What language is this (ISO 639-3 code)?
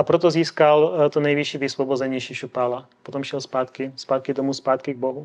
ces